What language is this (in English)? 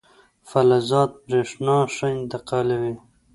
Pashto